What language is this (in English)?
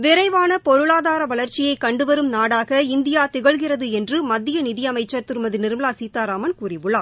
Tamil